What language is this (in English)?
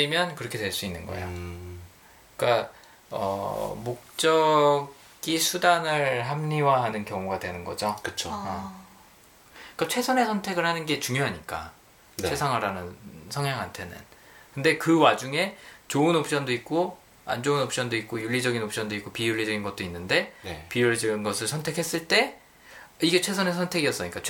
Korean